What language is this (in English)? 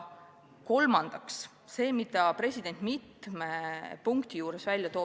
Estonian